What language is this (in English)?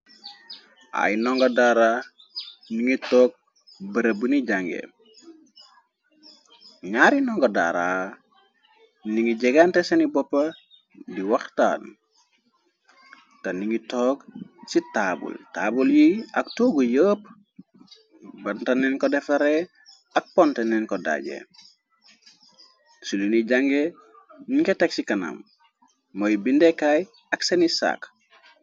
Wolof